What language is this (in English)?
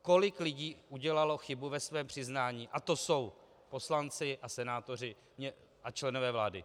Czech